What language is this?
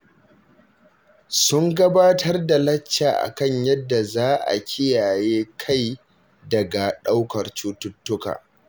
Hausa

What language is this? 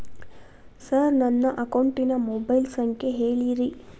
Kannada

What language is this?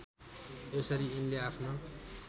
Nepali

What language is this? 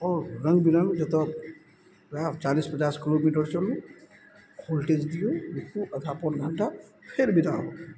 Maithili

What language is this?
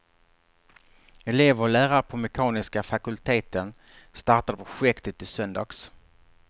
Swedish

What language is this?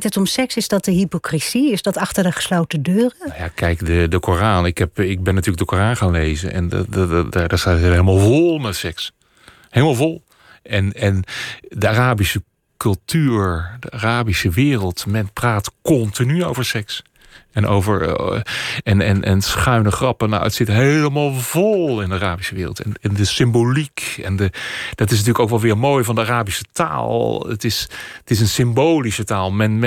Dutch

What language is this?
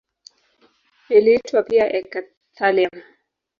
Swahili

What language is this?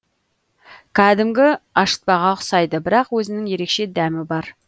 Kazakh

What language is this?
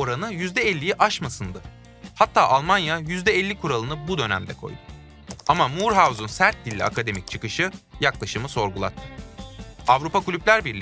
Turkish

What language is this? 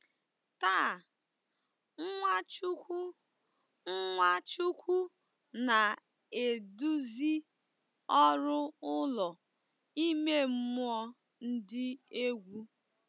Igbo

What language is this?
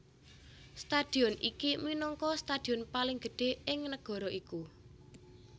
Javanese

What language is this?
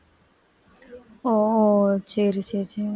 Tamil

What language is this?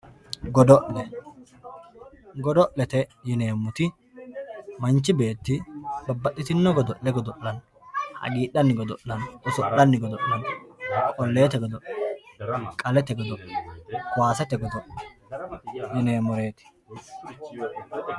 Sidamo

